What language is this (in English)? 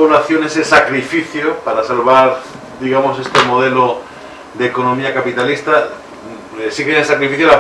Spanish